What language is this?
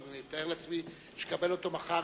Hebrew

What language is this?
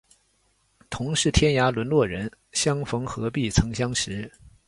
Chinese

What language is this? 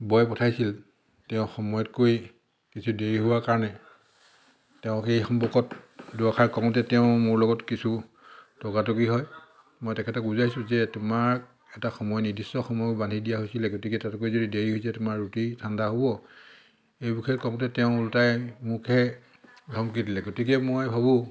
Assamese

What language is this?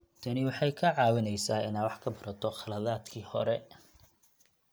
Somali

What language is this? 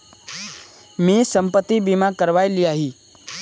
Magahi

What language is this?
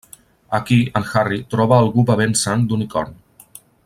Catalan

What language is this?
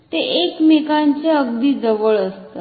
Marathi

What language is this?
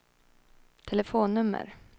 Swedish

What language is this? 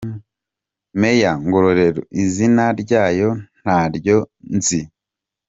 Kinyarwanda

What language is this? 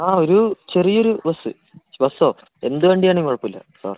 Malayalam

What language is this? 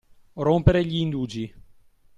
Italian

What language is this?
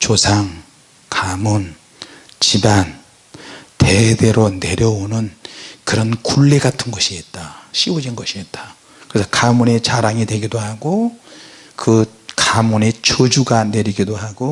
Korean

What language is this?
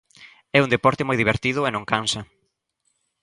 Galician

